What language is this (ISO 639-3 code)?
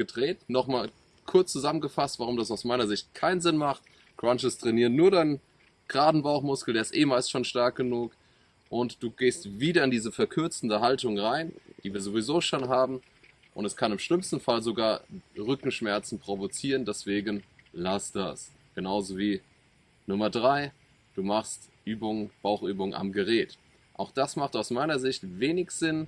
deu